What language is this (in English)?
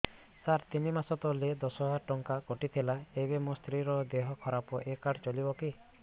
Odia